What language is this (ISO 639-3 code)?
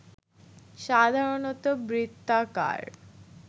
ben